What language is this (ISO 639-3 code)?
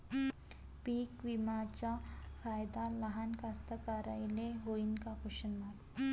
mar